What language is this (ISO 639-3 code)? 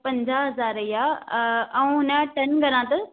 snd